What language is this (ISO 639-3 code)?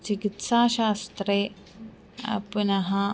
san